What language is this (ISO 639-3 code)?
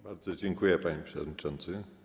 pol